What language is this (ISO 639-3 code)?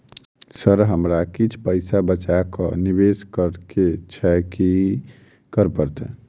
mai